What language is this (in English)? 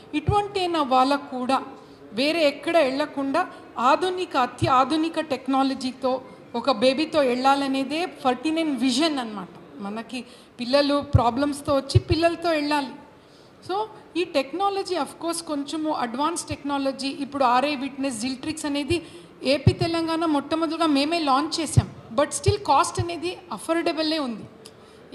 Telugu